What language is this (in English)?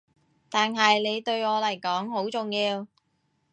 Cantonese